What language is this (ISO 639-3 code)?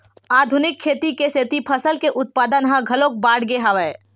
hne